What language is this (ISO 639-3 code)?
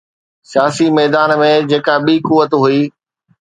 snd